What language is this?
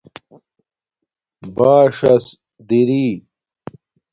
Domaaki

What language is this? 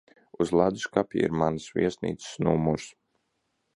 Latvian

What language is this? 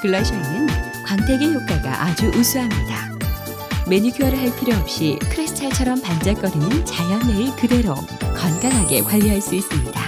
Korean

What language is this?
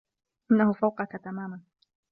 Arabic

